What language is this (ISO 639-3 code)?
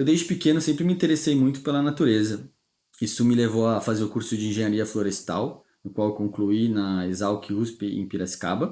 por